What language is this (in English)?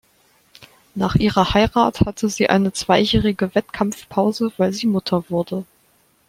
German